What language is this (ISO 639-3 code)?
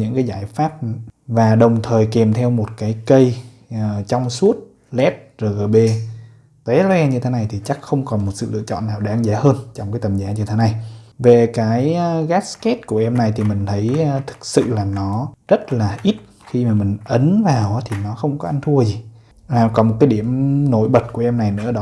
vie